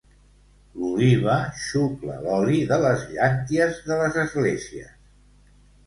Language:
Catalan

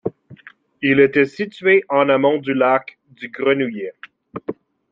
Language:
French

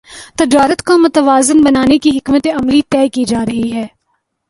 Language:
Urdu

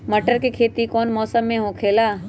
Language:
Magahi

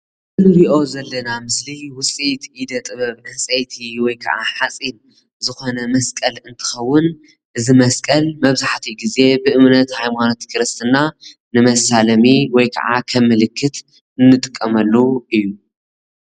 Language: Tigrinya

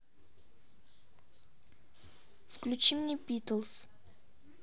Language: Russian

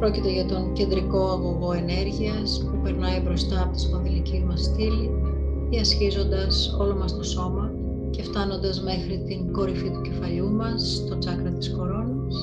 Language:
Greek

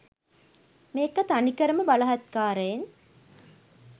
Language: Sinhala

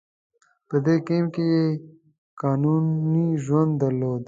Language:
Pashto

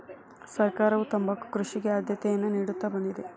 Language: Kannada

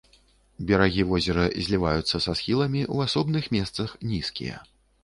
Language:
Belarusian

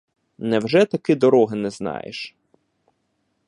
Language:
Ukrainian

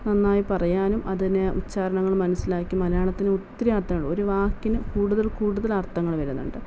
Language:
Malayalam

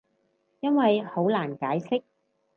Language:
Cantonese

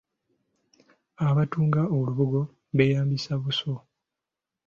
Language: Ganda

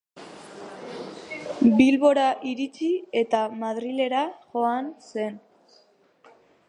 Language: Basque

